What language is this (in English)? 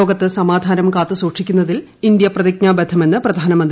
Malayalam